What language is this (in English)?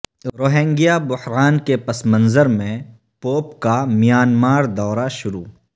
Urdu